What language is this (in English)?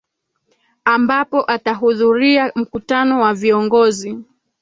Swahili